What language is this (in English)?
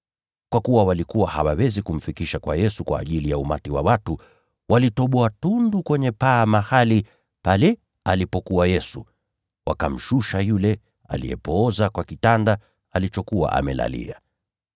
Swahili